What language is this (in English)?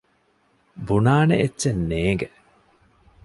Divehi